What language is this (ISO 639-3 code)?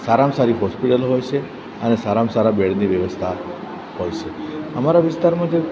guj